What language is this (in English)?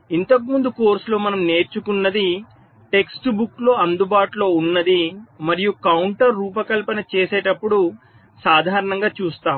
Telugu